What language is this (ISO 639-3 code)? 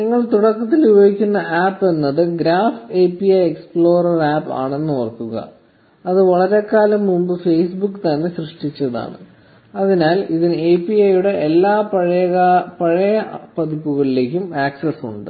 mal